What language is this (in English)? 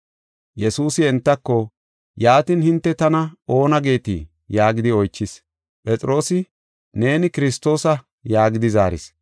Gofa